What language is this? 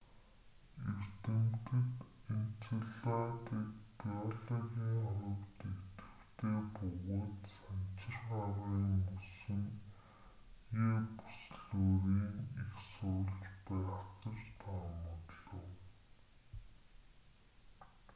Mongolian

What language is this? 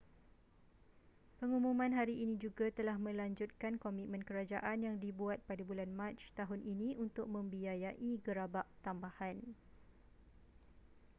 Malay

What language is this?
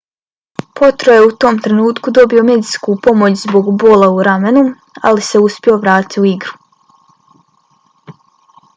Bosnian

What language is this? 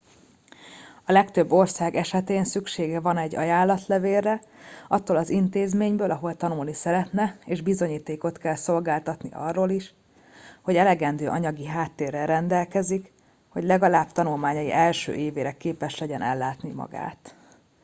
Hungarian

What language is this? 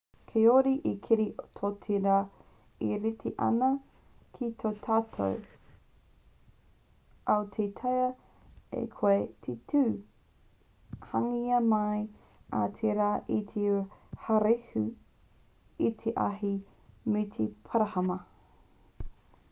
Māori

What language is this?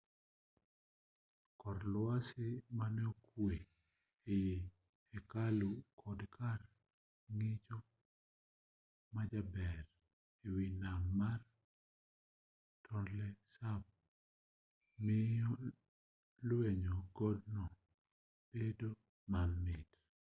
Luo (Kenya and Tanzania)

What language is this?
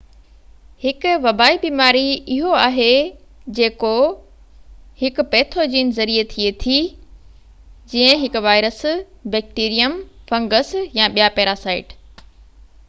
Sindhi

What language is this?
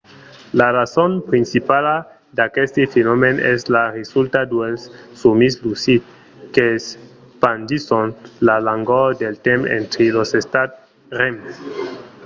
Occitan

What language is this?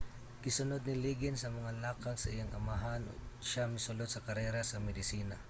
Cebuano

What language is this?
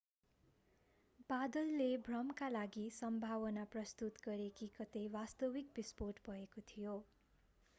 Nepali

